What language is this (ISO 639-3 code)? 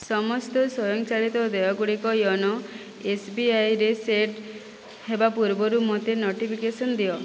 ori